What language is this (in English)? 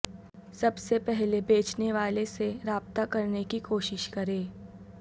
Urdu